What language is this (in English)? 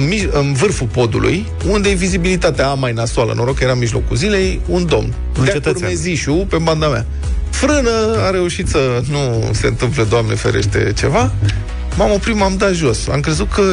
Romanian